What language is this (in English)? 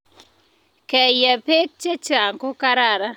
Kalenjin